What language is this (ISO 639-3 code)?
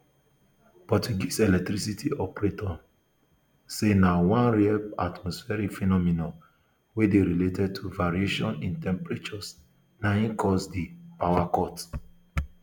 pcm